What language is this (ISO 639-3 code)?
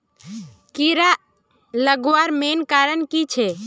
mag